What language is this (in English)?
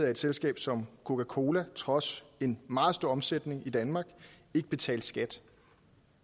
Danish